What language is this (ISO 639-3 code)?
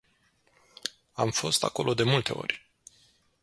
ron